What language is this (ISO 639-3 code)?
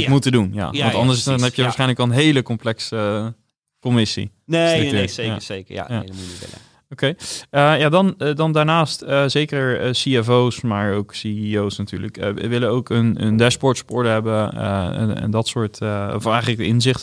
nld